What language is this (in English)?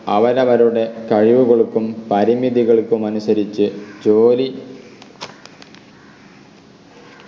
Malayalam